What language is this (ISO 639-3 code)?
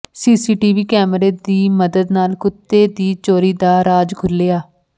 pan